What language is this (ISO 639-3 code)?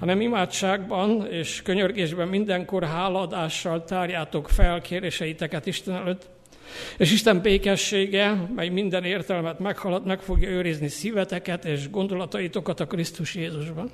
hun